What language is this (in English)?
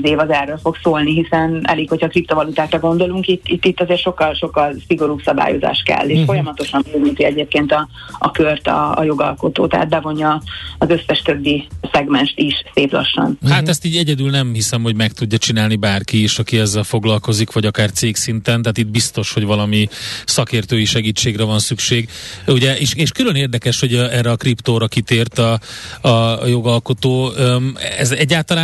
Hungarian